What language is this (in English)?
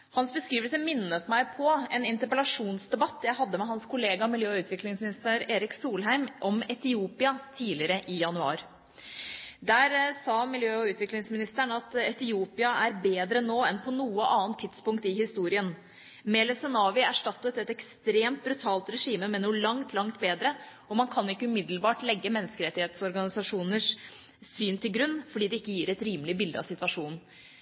Norwegian Bokmål